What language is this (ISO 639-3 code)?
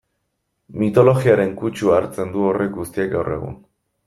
eus